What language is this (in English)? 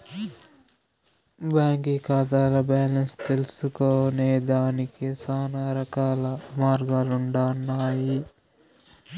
Telugu